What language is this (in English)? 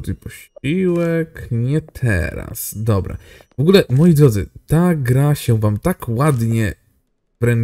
Polish